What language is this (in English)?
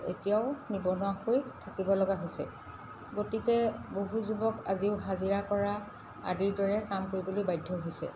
Assamese